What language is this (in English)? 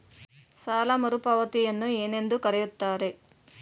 Kannada